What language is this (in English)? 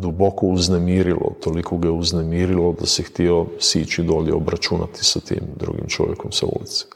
Croatian